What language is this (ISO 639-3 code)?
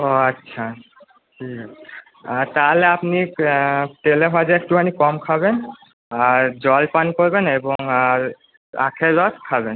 ben